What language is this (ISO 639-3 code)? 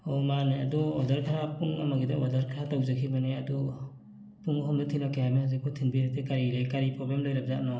mni